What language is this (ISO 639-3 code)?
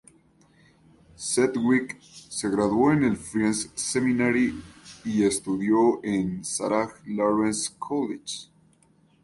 spa